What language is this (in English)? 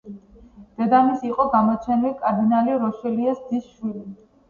Georgian